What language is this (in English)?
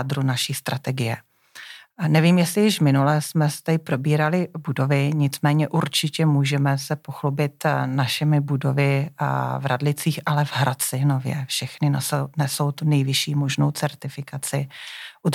Czech